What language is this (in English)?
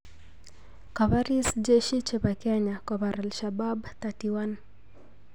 Kalenjin